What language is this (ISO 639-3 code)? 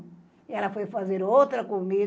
por